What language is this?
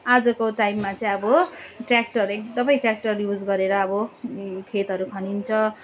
Nepali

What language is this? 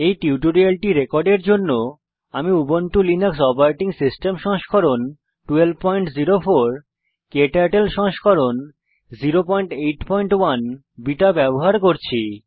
Bangla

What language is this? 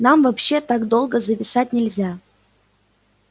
Russian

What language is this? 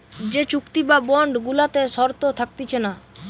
Bangla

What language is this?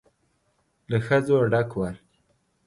Pashto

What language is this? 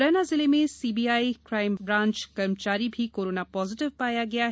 Hindi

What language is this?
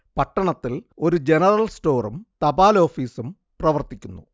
Malayalam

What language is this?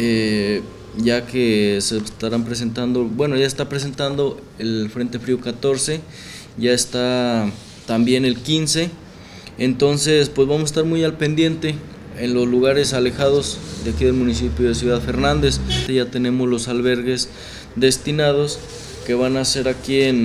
Spanish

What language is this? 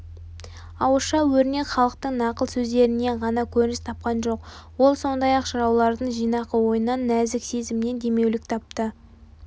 Kazakh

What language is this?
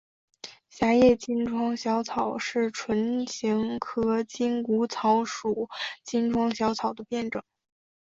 Chinese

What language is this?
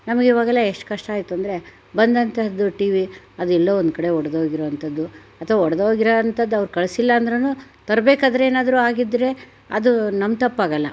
Kannada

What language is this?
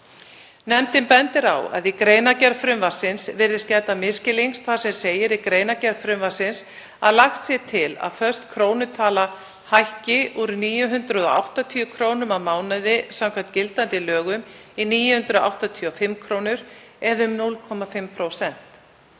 Icelandic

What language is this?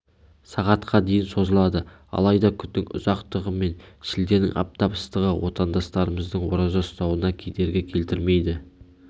Kazakh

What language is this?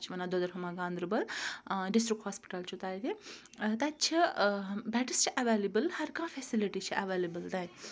Kashmiri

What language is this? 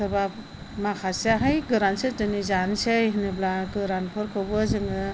Bodo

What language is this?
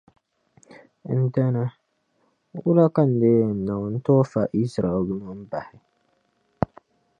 Dagbani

